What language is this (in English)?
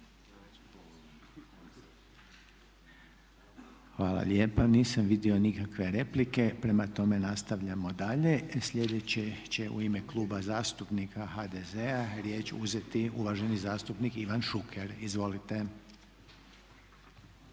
Croatian